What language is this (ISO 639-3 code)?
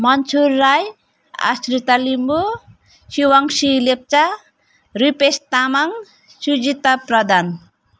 nep